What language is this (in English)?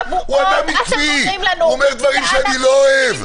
Hebrew